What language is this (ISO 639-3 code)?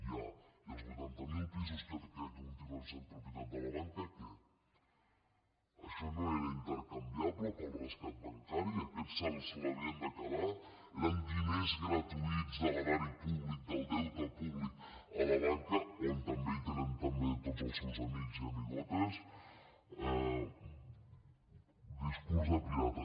cat